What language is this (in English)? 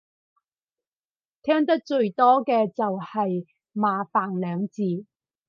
Cantonese